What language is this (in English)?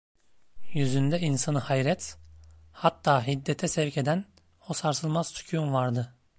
Turkish